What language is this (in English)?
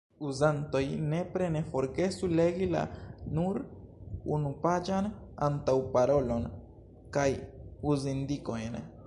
Esperanto